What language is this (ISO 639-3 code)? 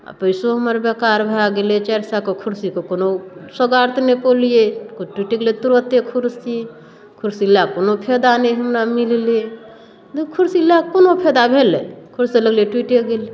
mai